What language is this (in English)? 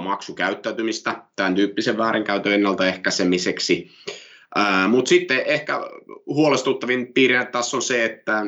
Finnish